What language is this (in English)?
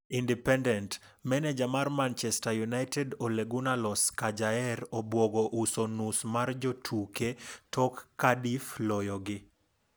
Luo (Kenya and Tanzania)